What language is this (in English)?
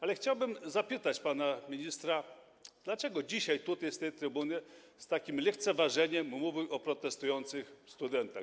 Polish